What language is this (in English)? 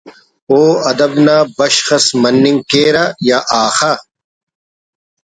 Brahui